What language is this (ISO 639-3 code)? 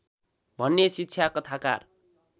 nep